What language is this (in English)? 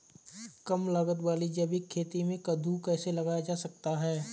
Hindi